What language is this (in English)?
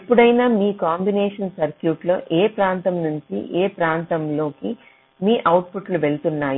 Telugu